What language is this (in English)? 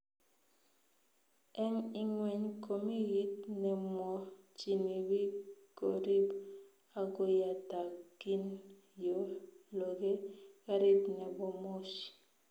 Kalenjin